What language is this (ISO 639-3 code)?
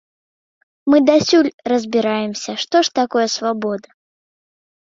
bel